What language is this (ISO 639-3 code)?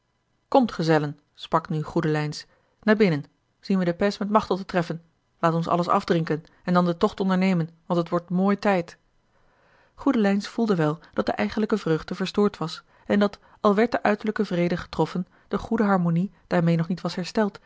nld